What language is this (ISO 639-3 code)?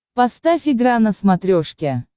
rus